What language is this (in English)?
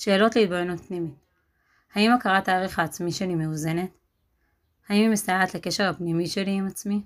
Hebrew